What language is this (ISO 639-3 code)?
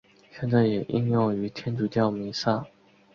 zho